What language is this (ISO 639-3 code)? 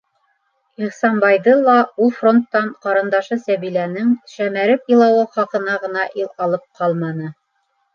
bak